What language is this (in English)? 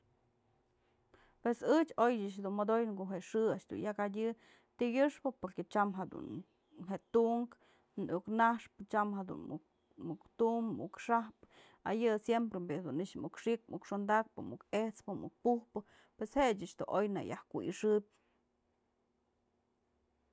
Mazatlán Mixe